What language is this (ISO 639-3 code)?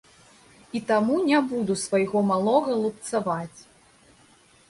bel